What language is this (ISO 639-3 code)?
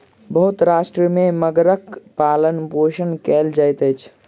mai